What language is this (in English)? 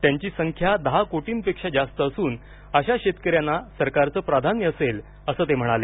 Marathi